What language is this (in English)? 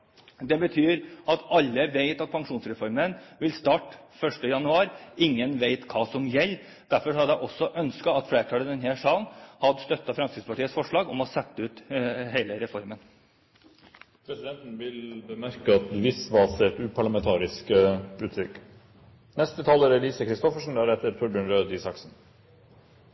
Norwegian Bokmål